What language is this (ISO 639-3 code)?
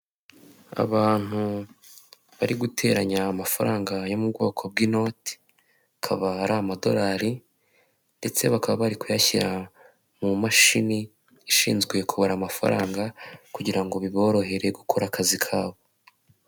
kin